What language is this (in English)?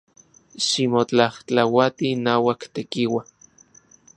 Central Puebla Nahuatl